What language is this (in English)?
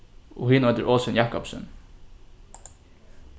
Faroese